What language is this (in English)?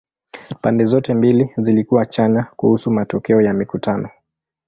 Swahili